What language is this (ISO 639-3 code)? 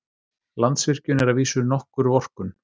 isl